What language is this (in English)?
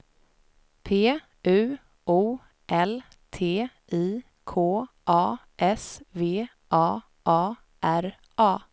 Swedish